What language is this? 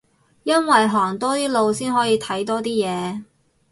Cantonese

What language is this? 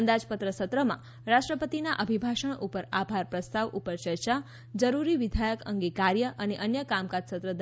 Gujarati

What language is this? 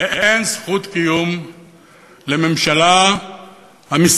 Hebrew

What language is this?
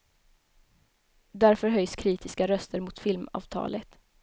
Swedish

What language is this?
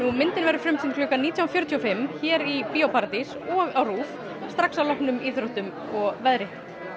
Icelandic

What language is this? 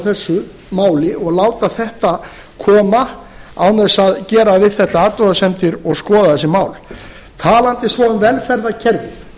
Icelandic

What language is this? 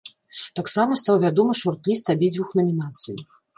Belarusian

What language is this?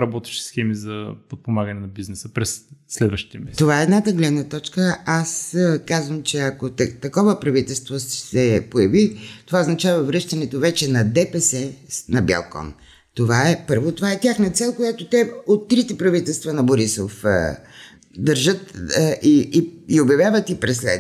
Bulgarian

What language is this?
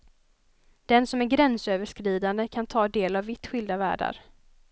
Swedish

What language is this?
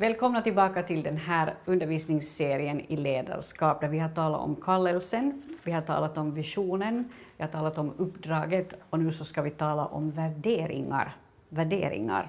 Swedish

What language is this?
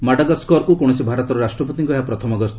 Odia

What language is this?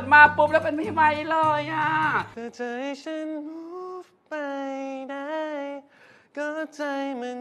Thai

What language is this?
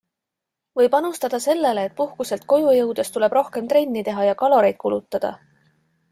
Estonian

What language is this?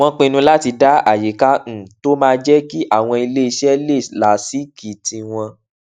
Yoruba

